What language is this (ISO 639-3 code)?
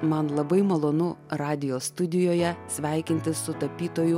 lit